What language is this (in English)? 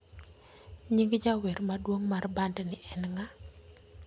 Luo (Kenya and Tanzania)